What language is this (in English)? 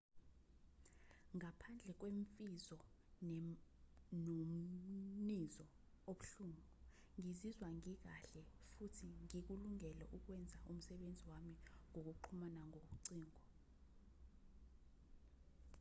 Zulu